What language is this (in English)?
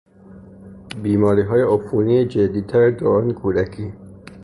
Persian